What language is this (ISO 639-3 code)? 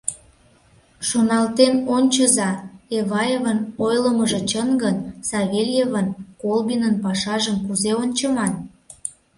chm